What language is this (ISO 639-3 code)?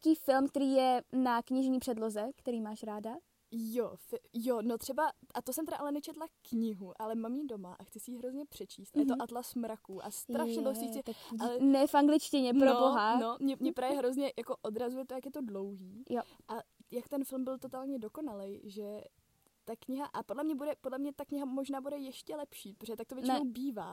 ces